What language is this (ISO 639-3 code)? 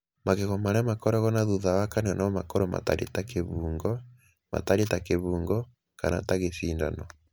kik